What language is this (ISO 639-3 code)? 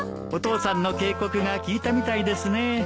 jpn